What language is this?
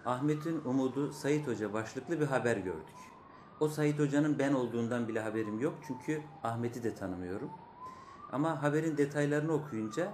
Turkish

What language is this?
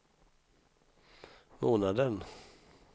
Swedish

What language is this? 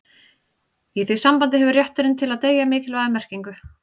Icelandic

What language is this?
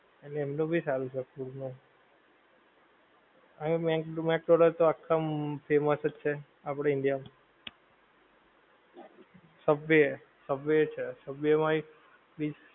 Gujarati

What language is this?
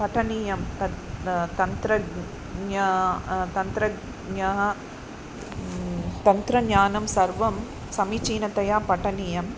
Sanskrit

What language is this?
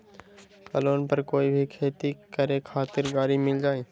Magahi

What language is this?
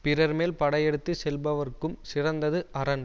Tamil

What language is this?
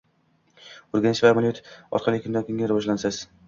Uzbek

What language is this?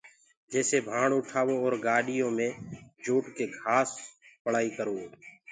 Gurgula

